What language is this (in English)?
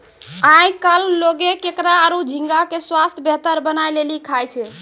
Maithili